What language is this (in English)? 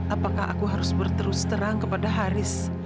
Indonesian